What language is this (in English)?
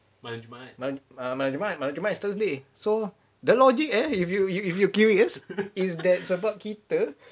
English